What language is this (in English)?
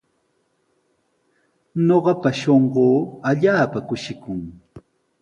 Sihuas Ancash Quechua